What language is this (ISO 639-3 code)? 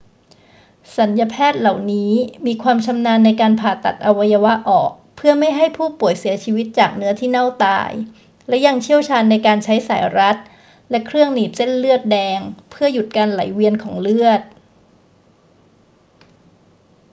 tha